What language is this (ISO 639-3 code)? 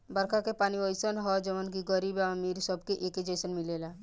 bho